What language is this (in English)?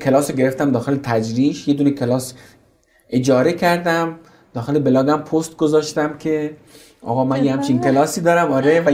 Persian